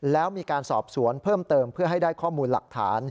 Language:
Thai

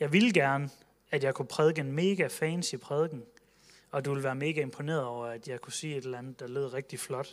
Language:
Danish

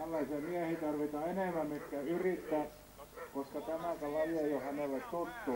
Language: Finnish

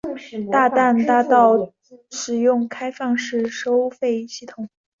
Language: Chinese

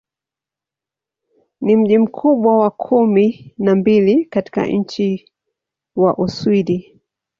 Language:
Swahili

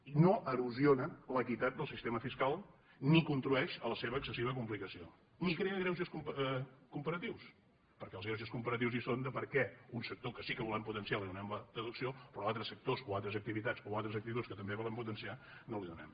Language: Catalan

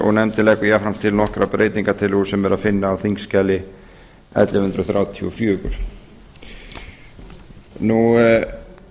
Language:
Icelandic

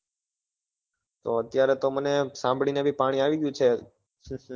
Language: Gujarati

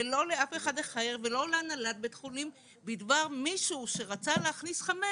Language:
Hebrew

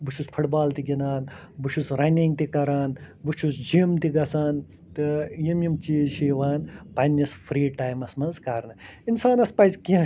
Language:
Kashmiri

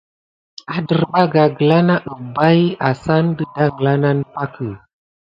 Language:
Gidar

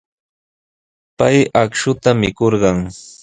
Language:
Sihuas Ancash Quechua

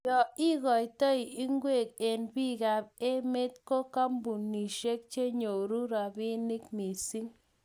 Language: Kalenjin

